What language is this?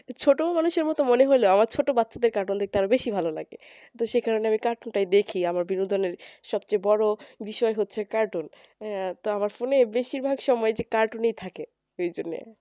Bangla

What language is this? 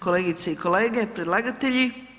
Croatian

